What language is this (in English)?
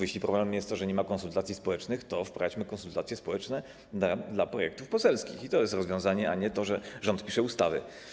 Polish